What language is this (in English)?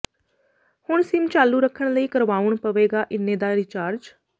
Punjabi